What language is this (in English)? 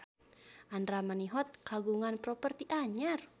Sundanese